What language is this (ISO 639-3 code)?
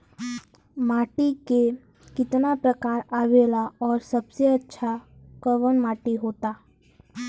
bho